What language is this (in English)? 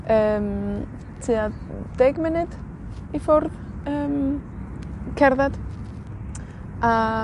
Welsh